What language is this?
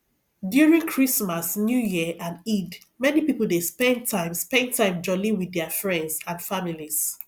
Nigerian Pidgin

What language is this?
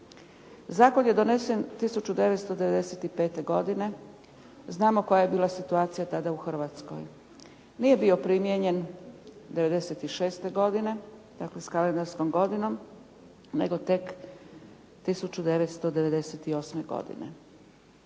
Croatian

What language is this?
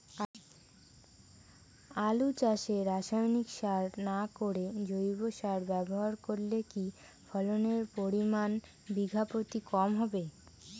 Bangla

